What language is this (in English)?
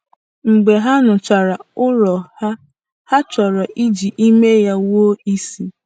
Igbo